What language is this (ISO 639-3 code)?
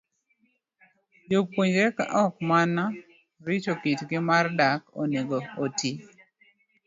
luo